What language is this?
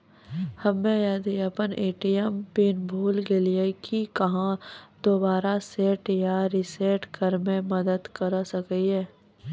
Maithili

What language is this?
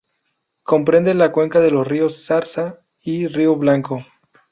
Spanish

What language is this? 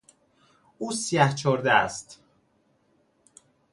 Persian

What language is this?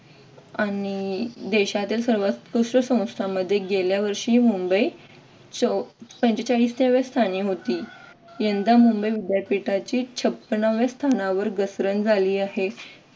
Marathi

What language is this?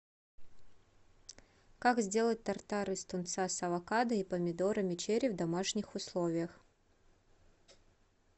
Russian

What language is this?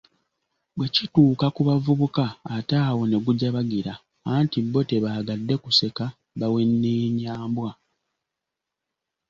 Ganda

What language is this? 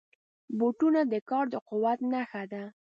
Pashto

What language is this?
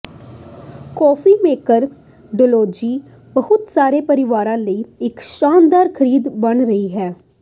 Punjabi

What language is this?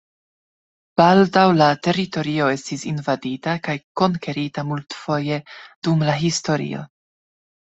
Esperanto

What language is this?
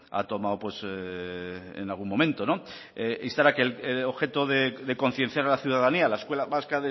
Spanish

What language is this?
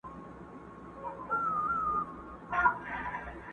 Pashto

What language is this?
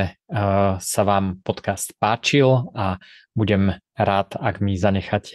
Czech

